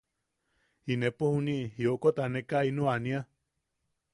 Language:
Yaqui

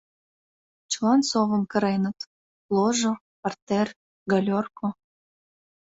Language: Mari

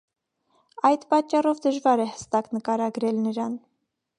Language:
Armenian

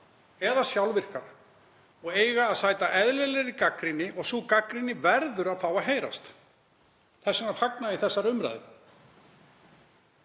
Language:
Icelandic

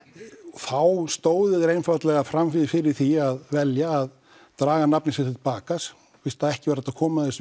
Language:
Icelandic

